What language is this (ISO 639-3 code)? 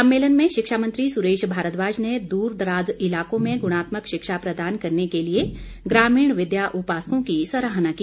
hin